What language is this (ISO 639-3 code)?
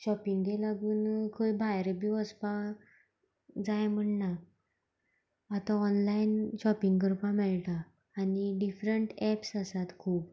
kok